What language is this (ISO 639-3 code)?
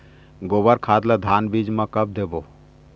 hne